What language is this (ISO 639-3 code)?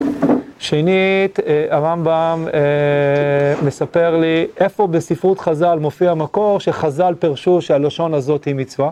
heb